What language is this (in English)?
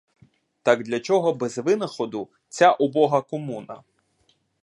Ukrainian